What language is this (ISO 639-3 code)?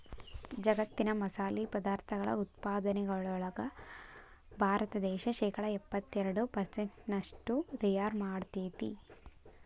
kan